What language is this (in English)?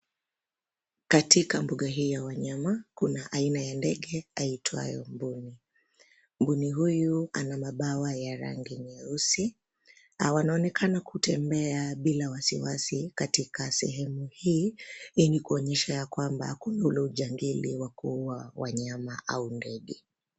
Swahili